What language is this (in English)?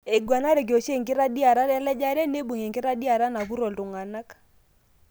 Masai